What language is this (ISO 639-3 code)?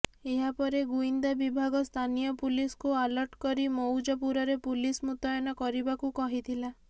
ori